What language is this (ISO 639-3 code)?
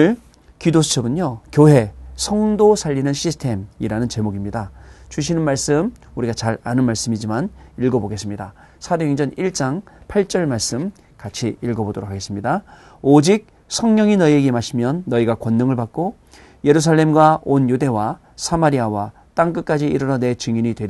kor